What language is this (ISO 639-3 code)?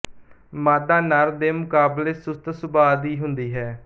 pan